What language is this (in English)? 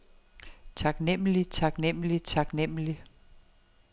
Danish